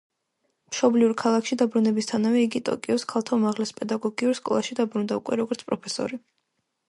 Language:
Georgian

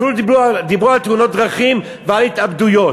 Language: Hebrew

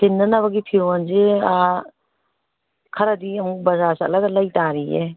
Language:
Manipuri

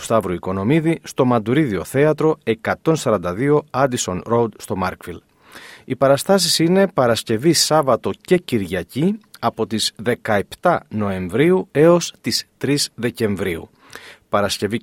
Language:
Greek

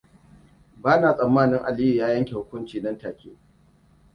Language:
Hausa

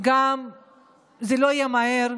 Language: Hebrew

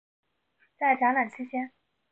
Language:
Chinese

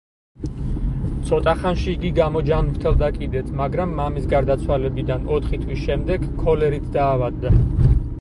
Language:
Georgian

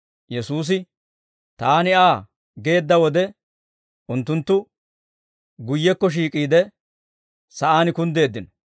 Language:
Dawro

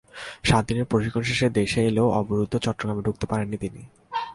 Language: Bangla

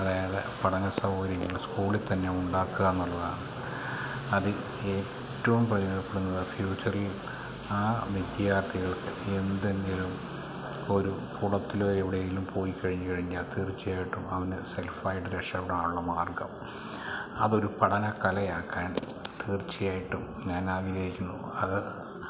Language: Malayalam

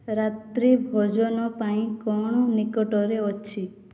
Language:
Odia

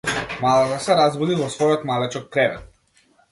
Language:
Macedonian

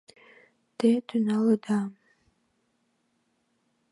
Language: Mari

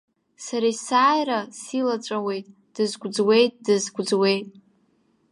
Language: Abkhazian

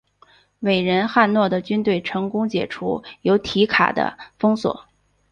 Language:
Chinese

